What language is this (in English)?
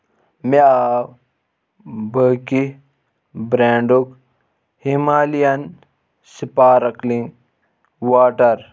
Kashmiri